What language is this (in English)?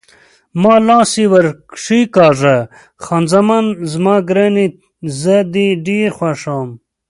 Pashto